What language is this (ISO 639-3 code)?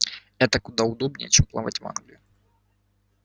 rus